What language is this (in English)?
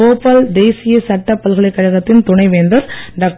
Tamil